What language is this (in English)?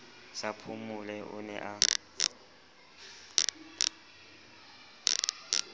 Southern Sotho